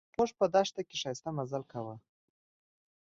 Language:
Pashto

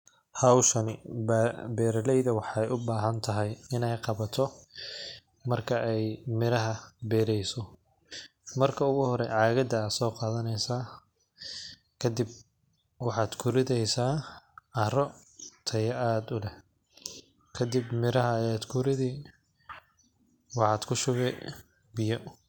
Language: Somali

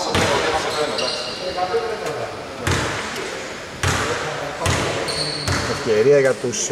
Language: Greek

